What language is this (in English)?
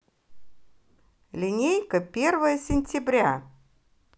Russian